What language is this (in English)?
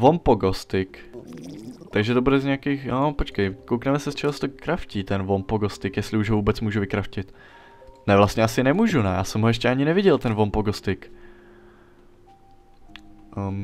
Czech